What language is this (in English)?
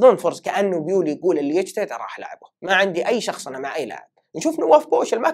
Arabic